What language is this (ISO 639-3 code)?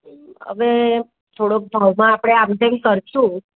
guj